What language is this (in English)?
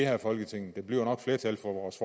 Danish